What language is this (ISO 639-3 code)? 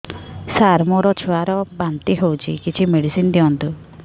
ori